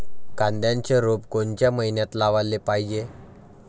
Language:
Marathi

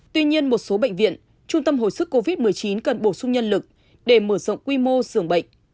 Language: Vietnamese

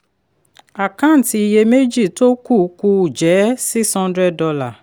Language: Yoruba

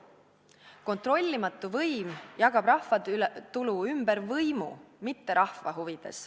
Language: Estonian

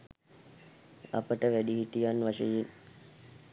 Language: Sinhala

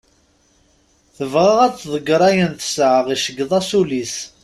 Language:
Kabyle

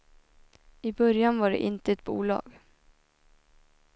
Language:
Swedish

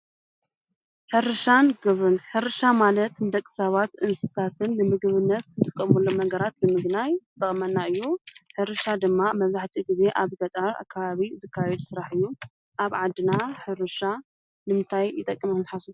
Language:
Tigrinya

